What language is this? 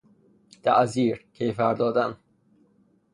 Persian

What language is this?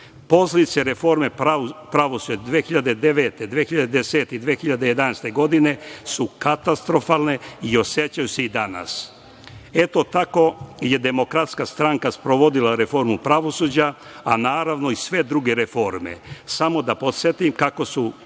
Serbian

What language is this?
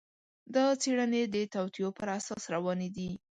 Pashto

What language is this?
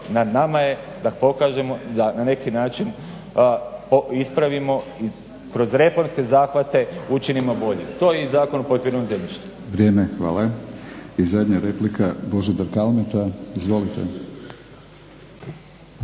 Croatian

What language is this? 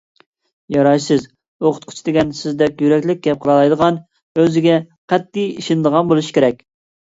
Uyghur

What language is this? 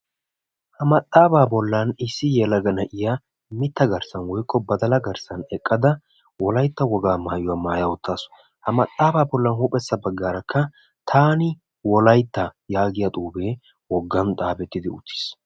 Wolaytta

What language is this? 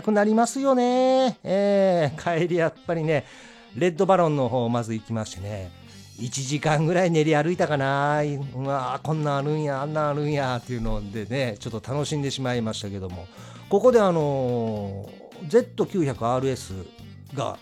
Japanese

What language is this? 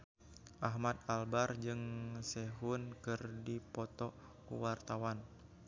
Sundanese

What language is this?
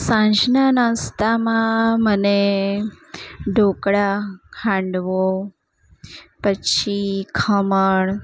Gujarati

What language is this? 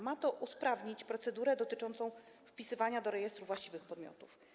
Polish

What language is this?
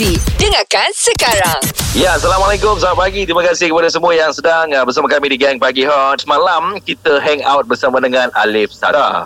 Malay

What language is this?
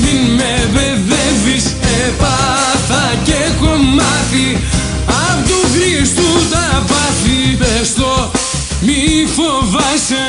Greek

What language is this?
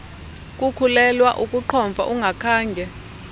Xhosa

